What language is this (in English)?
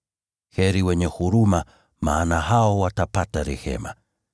Swahili